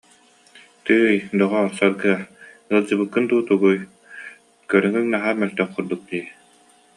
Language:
Yakut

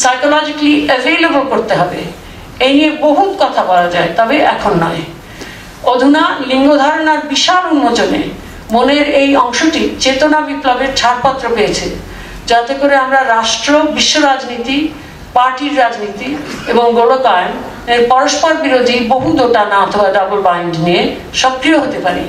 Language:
Bangla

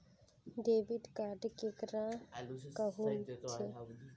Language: Magahi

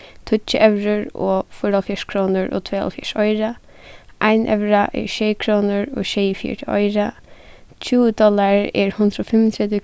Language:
Faroese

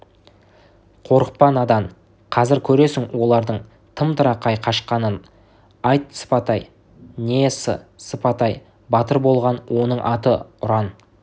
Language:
Kazakh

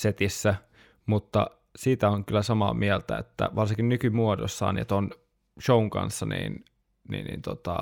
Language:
Finnish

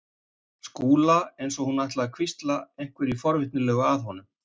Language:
Icelandic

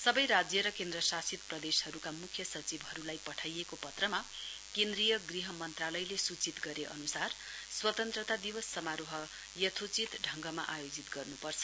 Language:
Nepali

